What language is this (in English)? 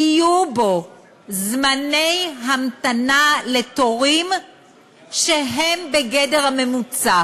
Hebrew